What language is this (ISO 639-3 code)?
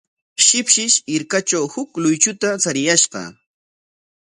qwa